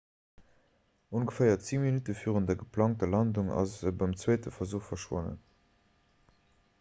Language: Luxembourgish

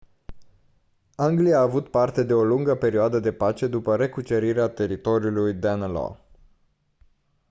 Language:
Romanian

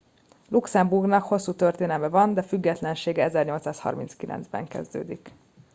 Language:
Hungarian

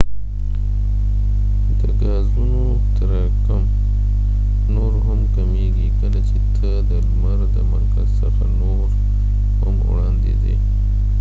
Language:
Pashto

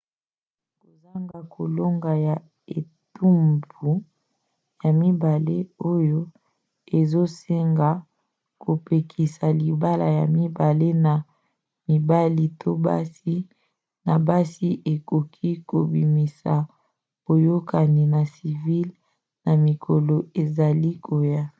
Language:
Lingala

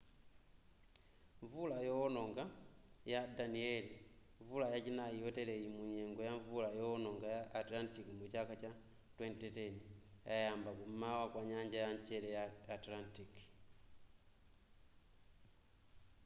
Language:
Nyanja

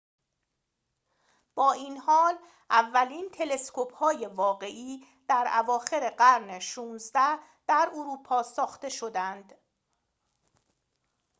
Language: Persian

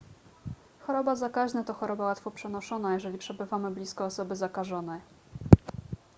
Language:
Polish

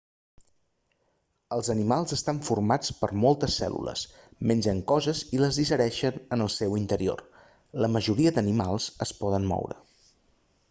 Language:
Catalan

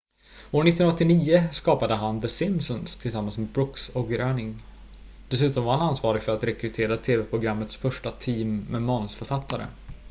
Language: Swedish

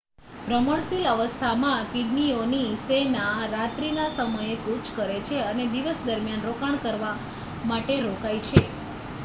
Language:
Gujarati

